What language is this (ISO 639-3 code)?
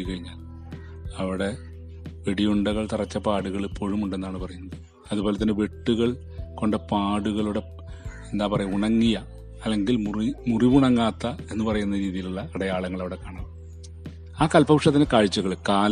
mal